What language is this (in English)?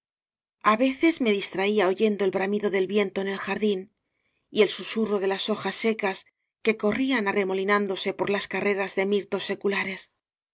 Spanish